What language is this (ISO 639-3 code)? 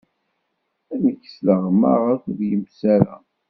kab